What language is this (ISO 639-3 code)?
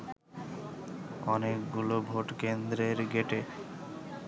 ben